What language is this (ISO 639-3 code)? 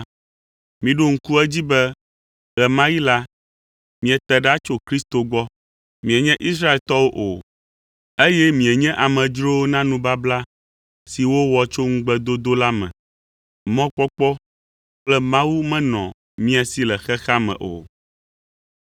ewe